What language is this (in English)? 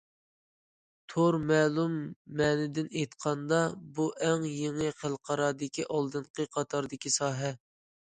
Uyghur